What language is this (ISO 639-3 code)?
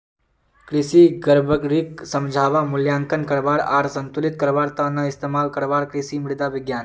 mag